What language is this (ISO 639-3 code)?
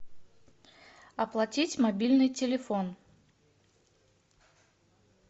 rus